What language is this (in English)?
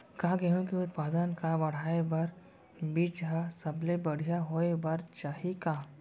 Chhattisgarhi